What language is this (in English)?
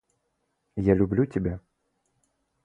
Russian